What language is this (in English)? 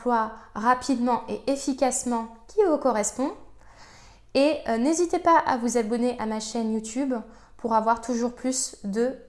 French